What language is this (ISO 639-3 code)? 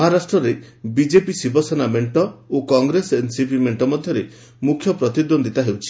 ori